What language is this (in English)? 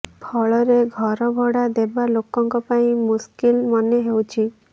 Odia